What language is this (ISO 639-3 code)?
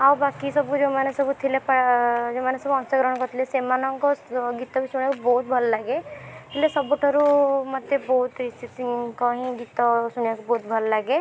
ori